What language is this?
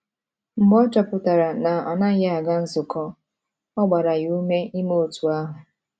Igbo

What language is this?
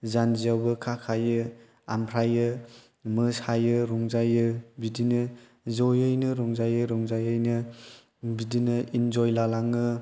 Bodo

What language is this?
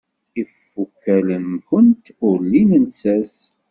Kabyle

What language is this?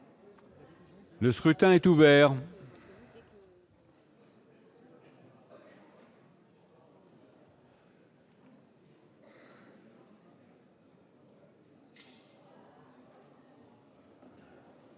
French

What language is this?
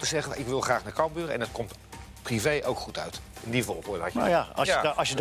Dutch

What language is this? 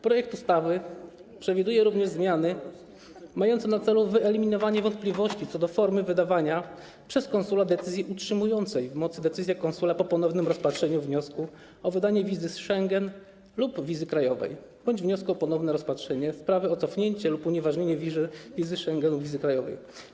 Polish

